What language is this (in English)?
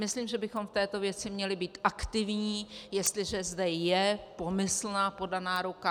Czech